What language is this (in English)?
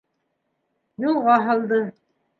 Bashkir